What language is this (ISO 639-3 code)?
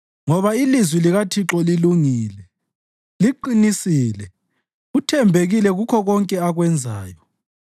nde